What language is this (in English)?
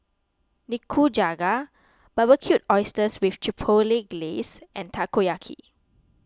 English